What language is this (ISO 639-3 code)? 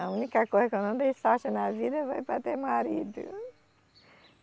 por